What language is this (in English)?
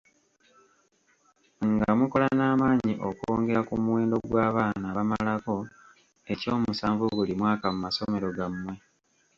Ganda